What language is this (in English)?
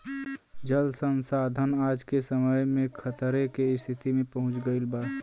Bhojpuri